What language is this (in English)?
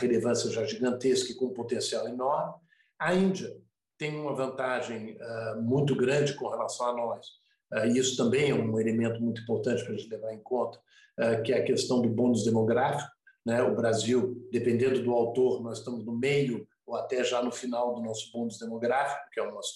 Portuguese